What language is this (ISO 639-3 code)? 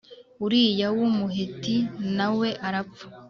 kin